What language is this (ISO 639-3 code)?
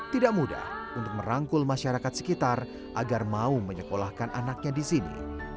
ind